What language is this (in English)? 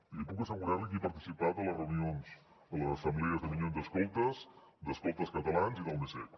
Catalan